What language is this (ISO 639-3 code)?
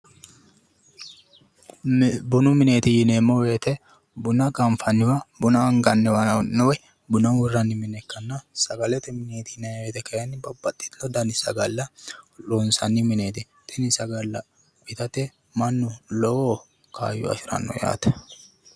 sid